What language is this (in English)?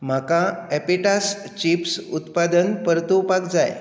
Konkani